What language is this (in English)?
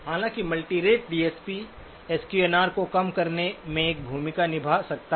Hindi